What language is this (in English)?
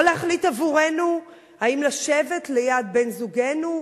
Hebrew